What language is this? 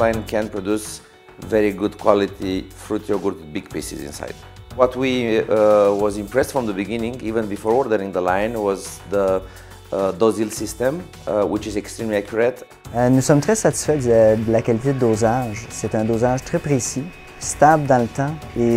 Greek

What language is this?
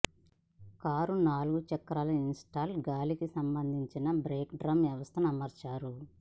Telugu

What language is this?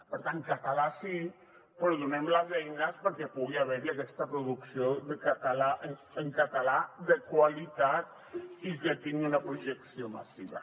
Catalan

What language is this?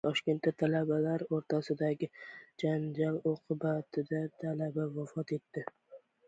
Uzbek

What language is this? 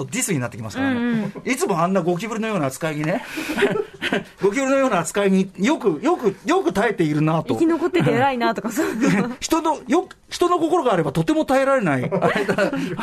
Japanese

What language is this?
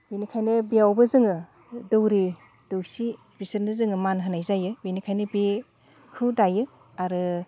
Bodo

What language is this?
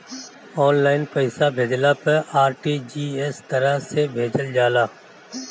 Bhojpuri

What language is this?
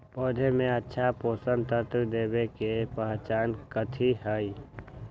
Magahi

